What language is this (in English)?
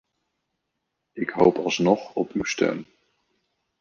Dutch